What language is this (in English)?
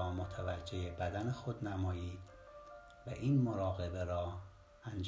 Persian